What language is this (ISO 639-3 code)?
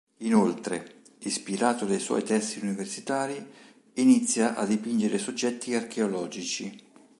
ita